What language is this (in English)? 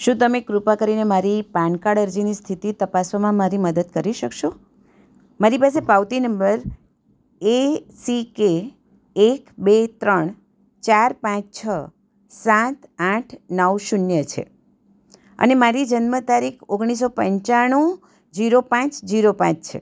Gujarati